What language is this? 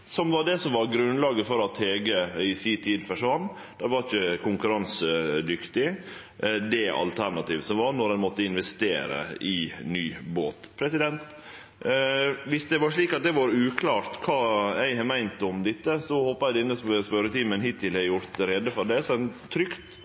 Norwegian Nynorsk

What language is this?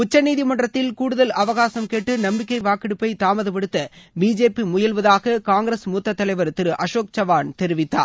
Tamil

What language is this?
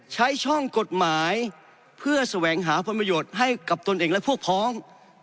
Thai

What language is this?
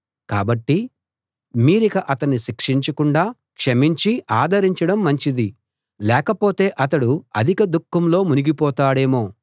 Telugu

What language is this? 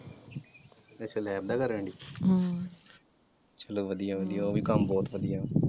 Punjabi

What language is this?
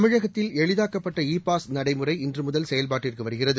Tamil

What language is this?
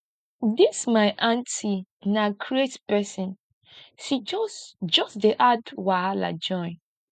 Nigerian Pidgin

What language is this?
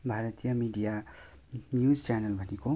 Nepali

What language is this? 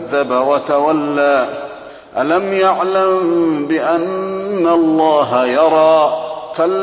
Arabic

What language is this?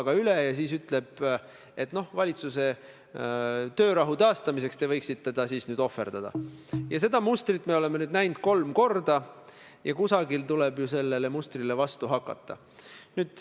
Estonian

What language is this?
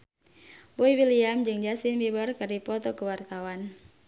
Sundanese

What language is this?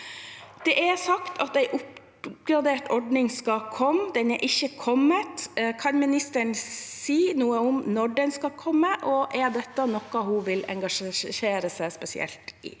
Norwegian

